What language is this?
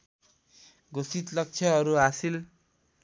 Nepali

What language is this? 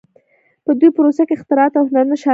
Pashto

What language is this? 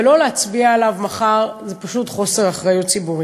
Hebrew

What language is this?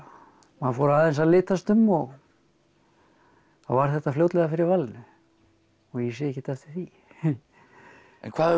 Icelandic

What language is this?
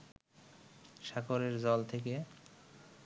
Bangla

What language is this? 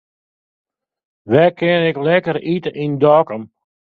Western Frisian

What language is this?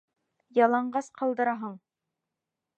Bashkir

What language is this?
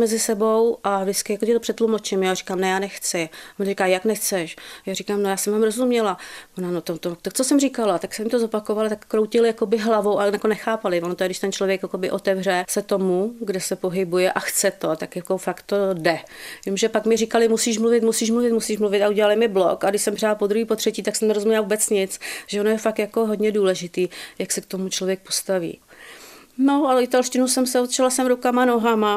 Czech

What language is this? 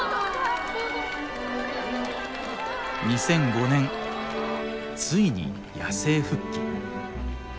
Japanese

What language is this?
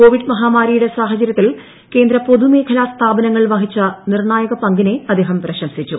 Malayalam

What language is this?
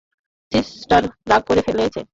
Bangla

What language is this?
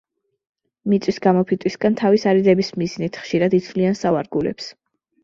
Georgian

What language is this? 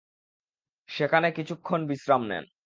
Bangla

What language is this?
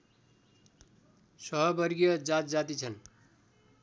Nepali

